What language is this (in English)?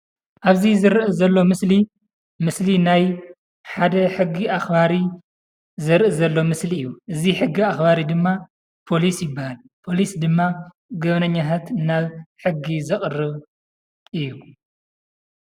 Tigrinya